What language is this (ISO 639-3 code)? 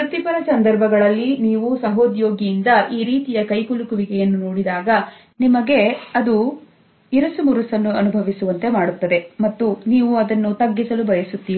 kan